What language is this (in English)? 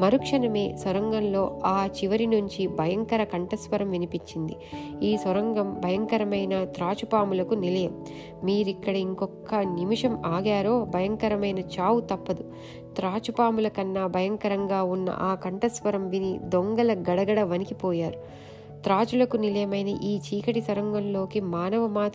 Telugu